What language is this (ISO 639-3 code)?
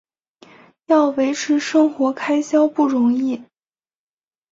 zho